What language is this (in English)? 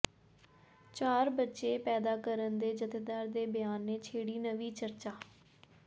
Punjabi